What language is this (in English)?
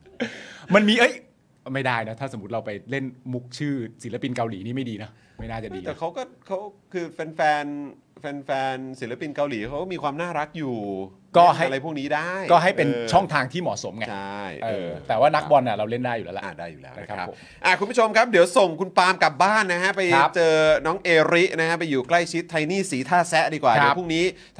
Thai